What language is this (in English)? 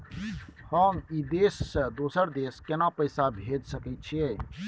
Maithili